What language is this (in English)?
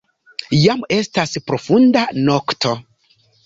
Esperanto